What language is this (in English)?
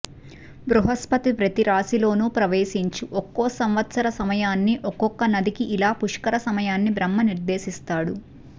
Telugu